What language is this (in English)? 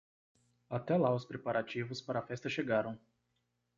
Portuguese